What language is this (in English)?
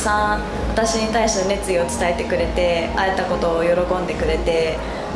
Japanese